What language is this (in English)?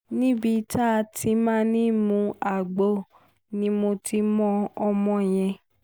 Yoruba